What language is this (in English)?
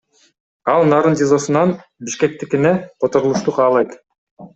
Kyrgyz